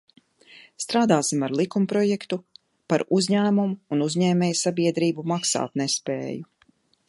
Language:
Latvian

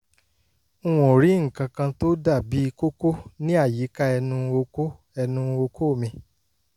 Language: Yoruba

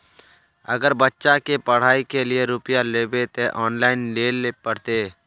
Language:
Magahi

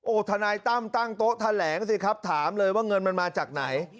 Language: Thai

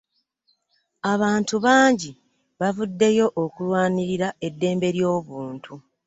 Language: Ganda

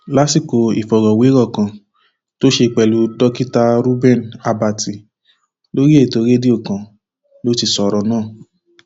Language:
Yoruba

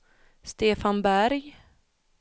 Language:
Swedish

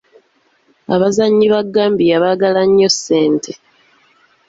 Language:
Ganda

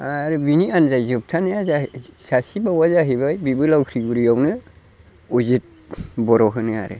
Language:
Bodo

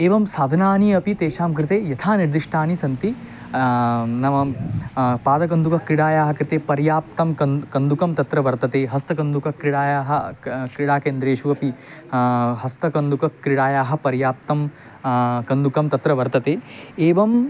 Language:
Sanskrit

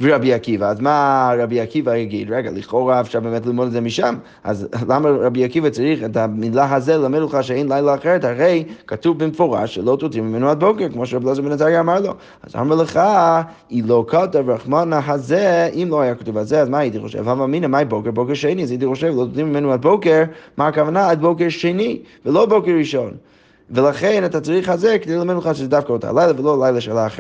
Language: Hebrew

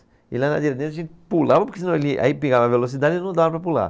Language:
Portuguese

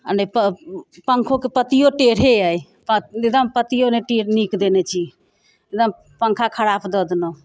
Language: Maithili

